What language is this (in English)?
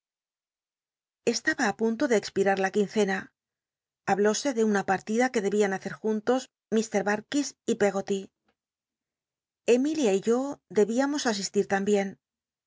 Spanish